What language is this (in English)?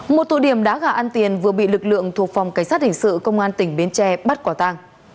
Vietnamese